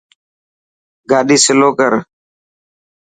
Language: Dhatki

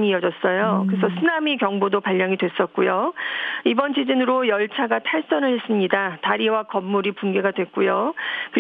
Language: Korean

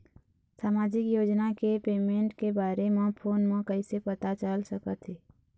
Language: Chhattisgarhi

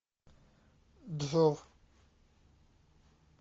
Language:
Russian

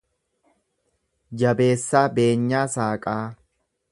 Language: Oromo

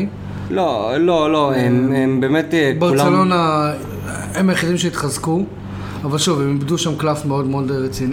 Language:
Hebrew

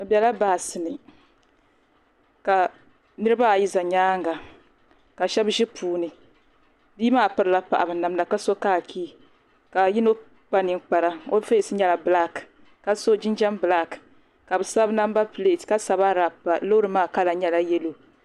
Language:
Dagbani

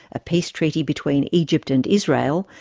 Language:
English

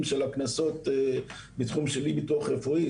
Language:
Hebrew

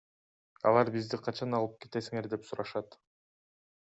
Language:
Kyrgyz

